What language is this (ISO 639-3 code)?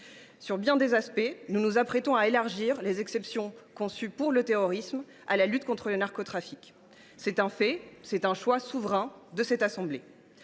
fra